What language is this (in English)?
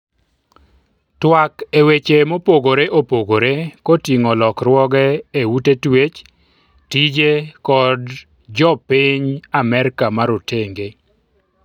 Luo (Kenya and Tanzania)